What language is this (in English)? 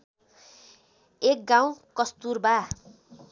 Nepali